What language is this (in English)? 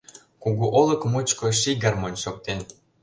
Mari